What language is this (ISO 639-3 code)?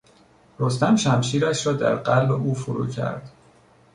fas